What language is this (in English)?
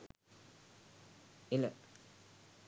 Sinhala